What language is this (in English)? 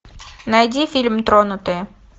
Russian